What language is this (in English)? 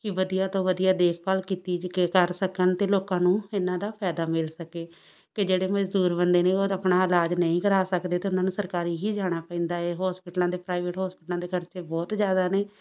Punjabi